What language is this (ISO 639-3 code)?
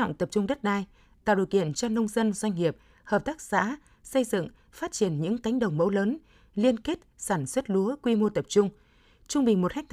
vie